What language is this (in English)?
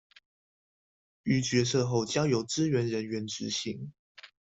Chinese